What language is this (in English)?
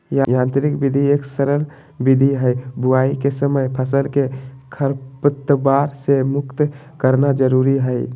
Magahi